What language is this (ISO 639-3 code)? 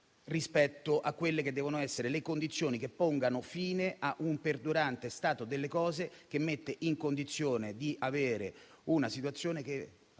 ita